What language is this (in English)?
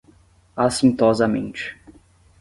Portuguese